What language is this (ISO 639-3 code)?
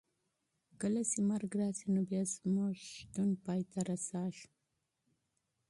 pus